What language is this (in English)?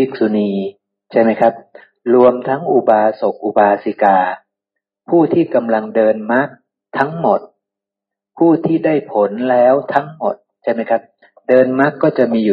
Thai